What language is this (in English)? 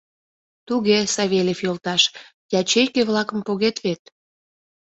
Mari